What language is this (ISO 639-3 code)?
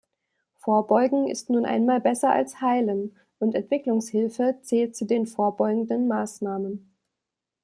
deu